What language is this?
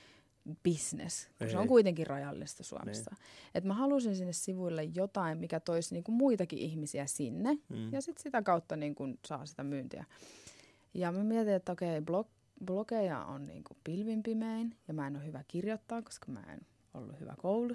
Finnish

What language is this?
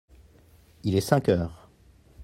French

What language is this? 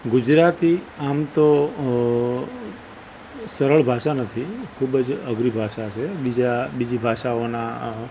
Gujarati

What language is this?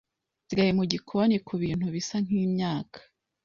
Kinyarwanda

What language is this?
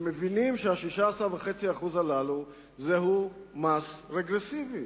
Hebrew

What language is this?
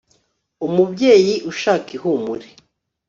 Kinyarwanda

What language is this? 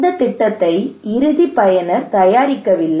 Tamil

